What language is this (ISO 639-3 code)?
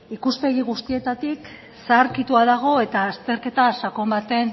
eus